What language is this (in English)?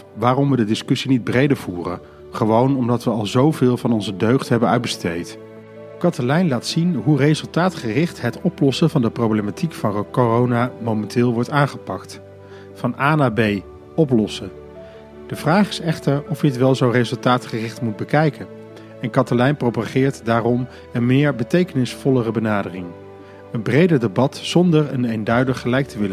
Dutch